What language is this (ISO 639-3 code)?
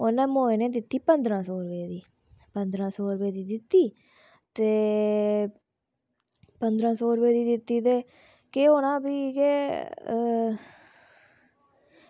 doi